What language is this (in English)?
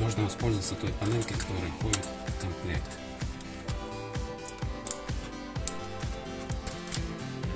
Russian